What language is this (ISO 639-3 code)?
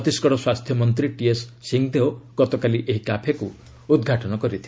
ori